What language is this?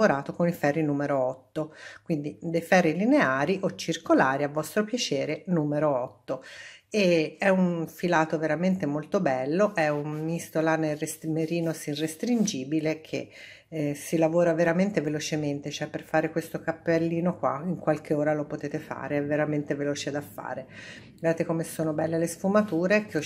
Italian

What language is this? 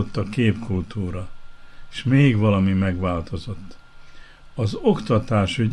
Hungarian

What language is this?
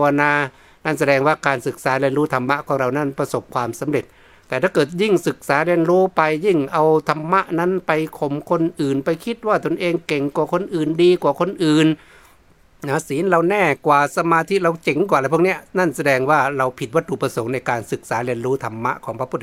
Thai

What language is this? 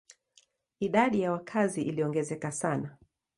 Swahili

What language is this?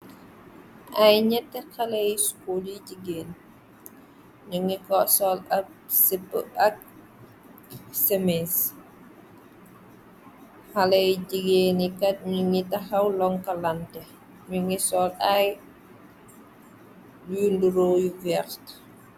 Wolof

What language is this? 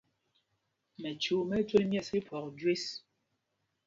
Mpumpong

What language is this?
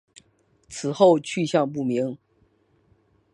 Chinese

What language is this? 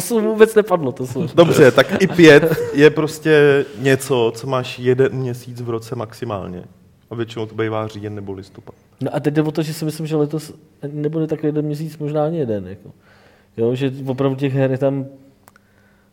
Czech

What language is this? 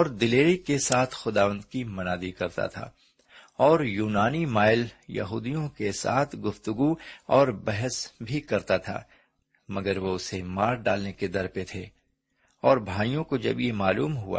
Urdu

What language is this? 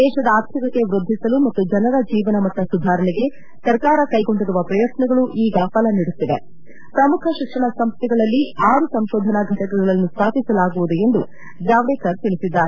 Kannada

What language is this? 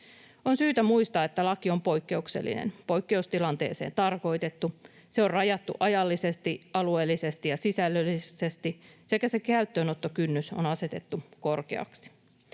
Finnish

